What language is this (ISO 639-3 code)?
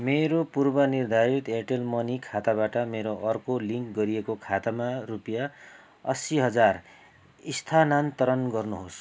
nep